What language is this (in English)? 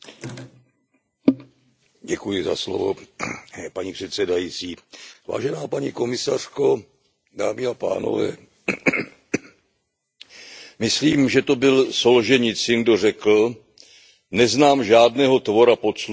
Czech